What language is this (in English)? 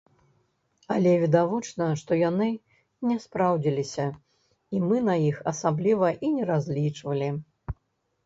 Belarusian